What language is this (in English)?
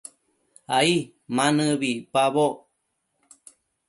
Matsés